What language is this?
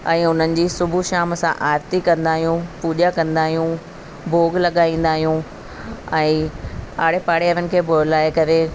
Sindhi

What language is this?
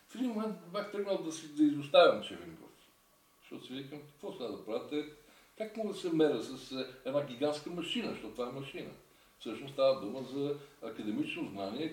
Bulgarian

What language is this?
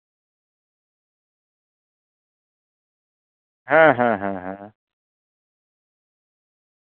Santali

